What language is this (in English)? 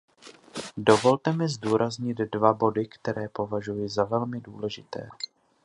Czech